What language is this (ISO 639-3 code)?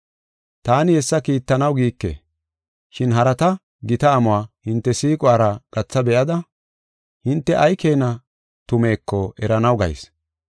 gof